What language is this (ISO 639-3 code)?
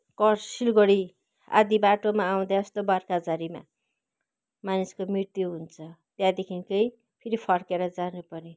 nep